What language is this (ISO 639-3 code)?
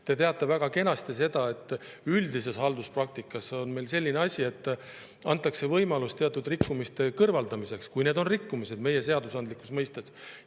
est